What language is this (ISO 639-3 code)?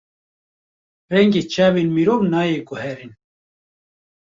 kur